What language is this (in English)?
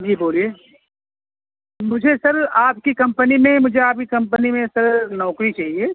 Urdu